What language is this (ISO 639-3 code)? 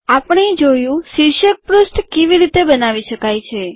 guj